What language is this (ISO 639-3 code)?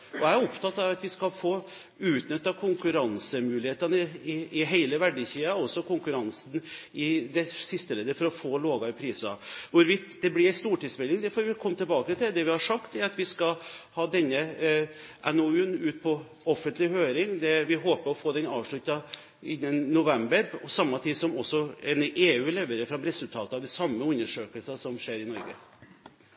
nob